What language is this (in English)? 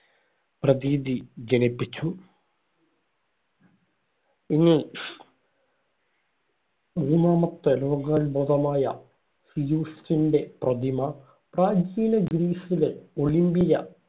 Malayalam